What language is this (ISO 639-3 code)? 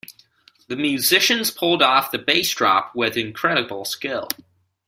eng